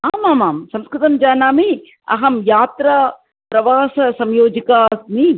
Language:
Sanskrit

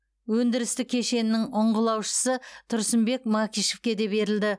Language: Kazakh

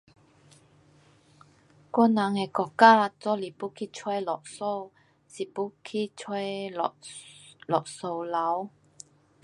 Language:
Pu-Xian Chinese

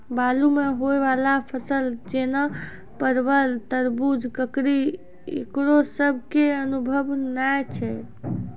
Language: Maithili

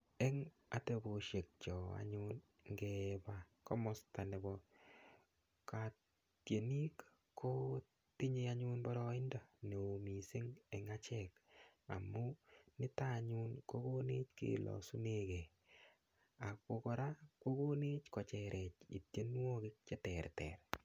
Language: Kalenjin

